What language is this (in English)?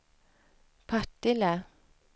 Swedish